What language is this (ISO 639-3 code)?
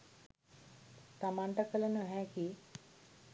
sin